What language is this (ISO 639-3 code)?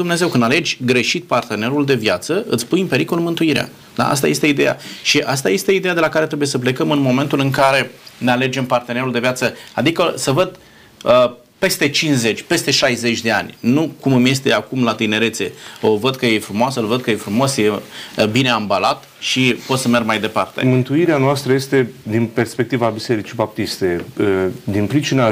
ron